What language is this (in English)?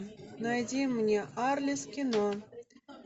Russian